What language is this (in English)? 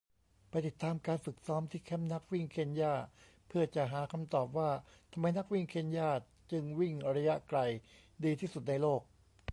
Thai